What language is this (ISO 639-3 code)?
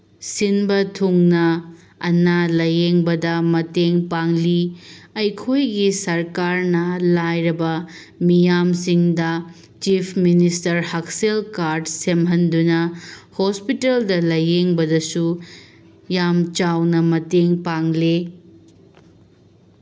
mni